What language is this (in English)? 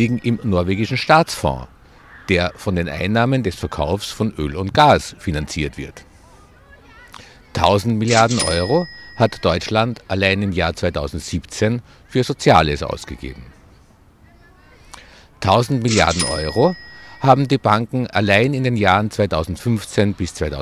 German